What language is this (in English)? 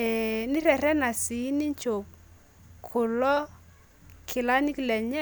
Masai